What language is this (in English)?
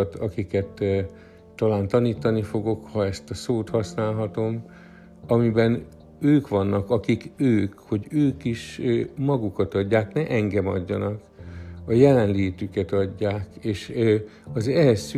Hungarian